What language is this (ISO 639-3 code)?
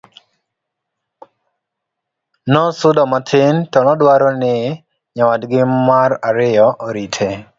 luo